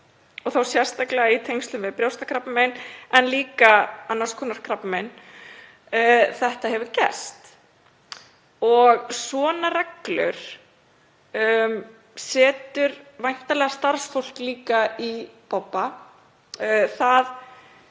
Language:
Icelandic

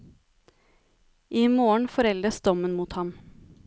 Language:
Norwegian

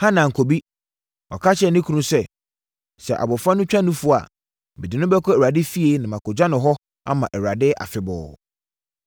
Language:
Akan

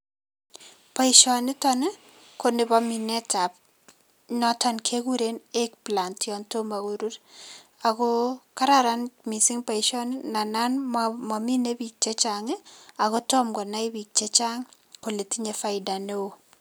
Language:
Kalenjin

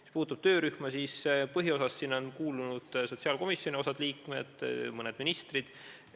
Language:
Estonian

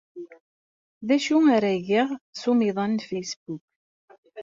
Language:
Kabyle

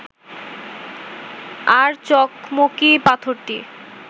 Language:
Bangla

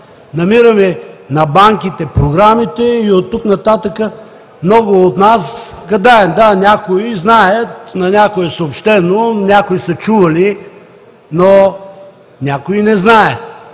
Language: Bulgarian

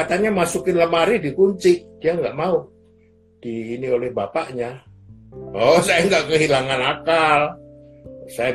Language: Indonesian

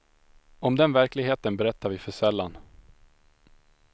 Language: Swedish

